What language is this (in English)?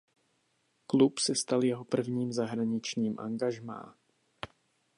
Czech